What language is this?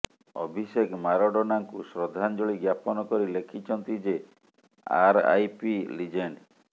Odia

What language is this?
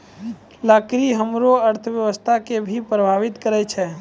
Maithili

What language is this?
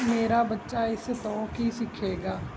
Punjabi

